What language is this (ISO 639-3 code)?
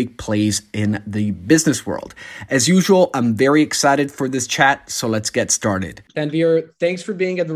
eng